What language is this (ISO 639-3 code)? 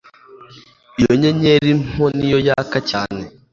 kin